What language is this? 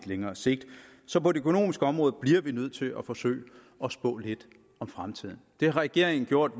Danish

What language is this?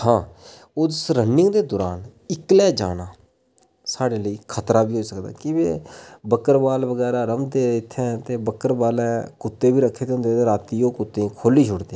Dogri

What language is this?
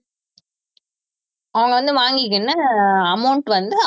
Tamil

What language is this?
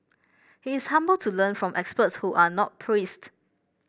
English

